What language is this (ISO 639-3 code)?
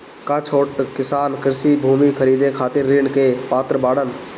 bho